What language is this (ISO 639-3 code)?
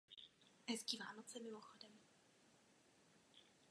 ces